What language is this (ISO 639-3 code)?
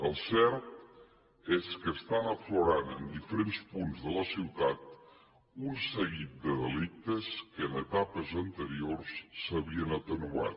cat